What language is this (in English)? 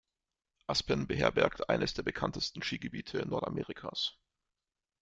German